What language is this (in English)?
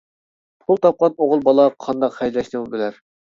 Uyghur